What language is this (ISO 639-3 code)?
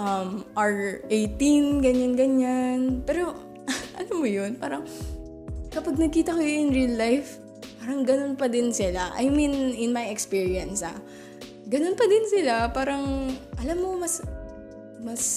fil